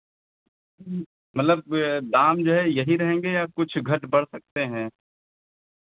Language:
Hindi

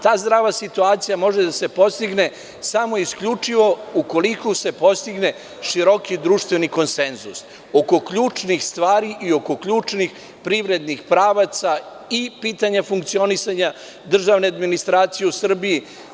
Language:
Serbian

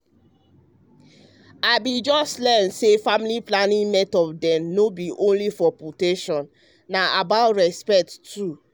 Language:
Nigerian Pidgin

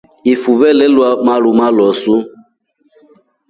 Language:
Rombo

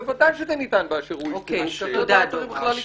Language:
Hebrew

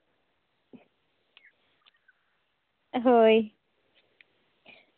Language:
Santali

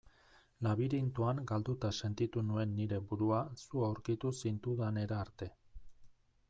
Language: Basque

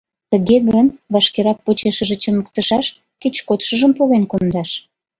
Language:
Mari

